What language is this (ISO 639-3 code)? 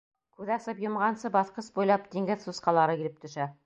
bak